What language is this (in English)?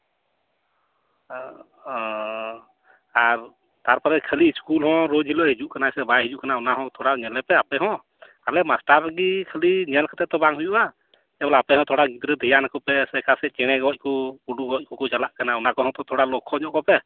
Santali